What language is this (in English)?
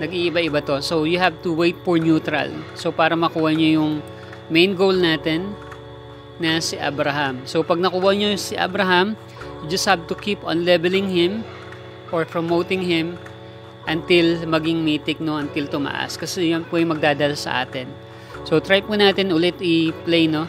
Filipino